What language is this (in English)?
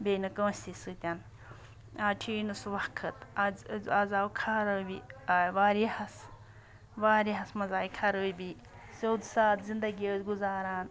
Kashmiri